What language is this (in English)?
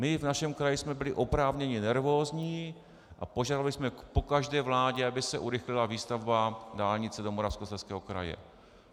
Czech